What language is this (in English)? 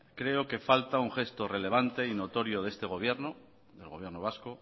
Spanish